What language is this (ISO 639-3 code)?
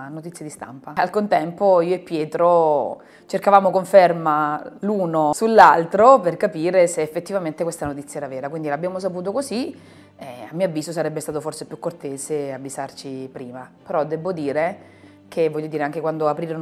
ita